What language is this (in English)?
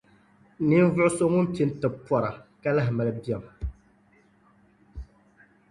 Dagbani